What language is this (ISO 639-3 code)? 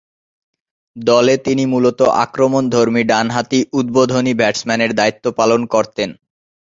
ben